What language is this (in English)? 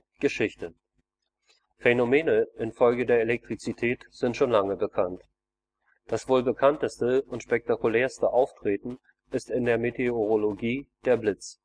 German